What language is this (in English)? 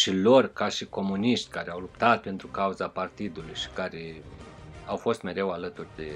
Romanian